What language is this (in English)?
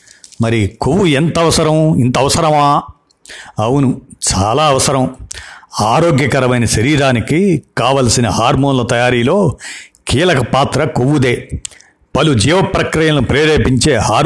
Telugu